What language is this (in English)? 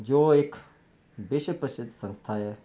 Punjabi